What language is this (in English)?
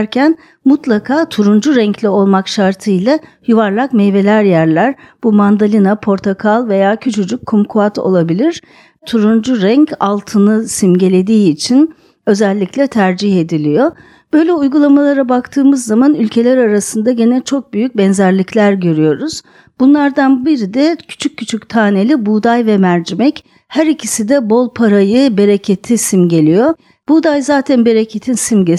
Turkish